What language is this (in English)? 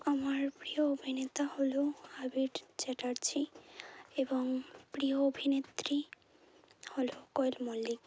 Bangla